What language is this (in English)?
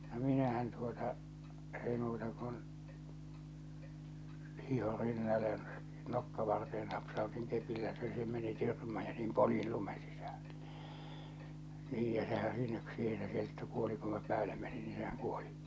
Finnish